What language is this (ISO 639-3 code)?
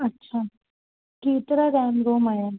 snd